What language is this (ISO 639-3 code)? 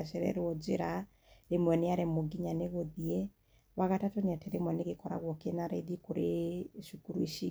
kik